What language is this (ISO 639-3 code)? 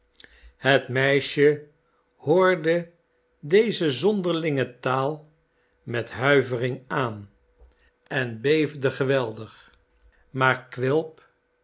nld